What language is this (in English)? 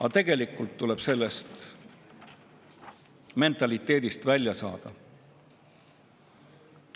Estonian